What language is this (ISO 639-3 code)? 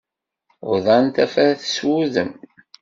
kab